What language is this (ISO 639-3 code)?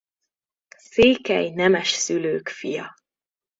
hun